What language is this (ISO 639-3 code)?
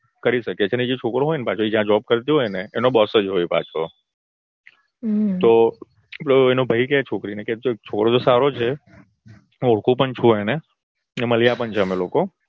guj